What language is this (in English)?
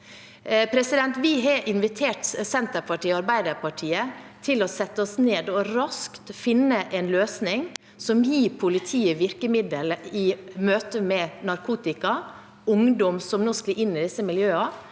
Norwegian